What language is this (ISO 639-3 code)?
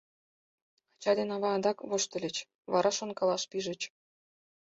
chm